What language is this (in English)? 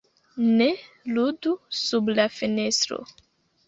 Esperanto